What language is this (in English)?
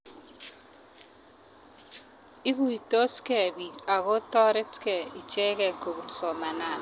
Kalenjin